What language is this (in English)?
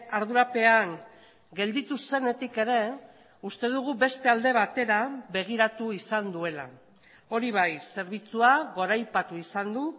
Basque